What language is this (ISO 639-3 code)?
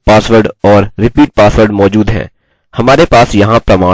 hin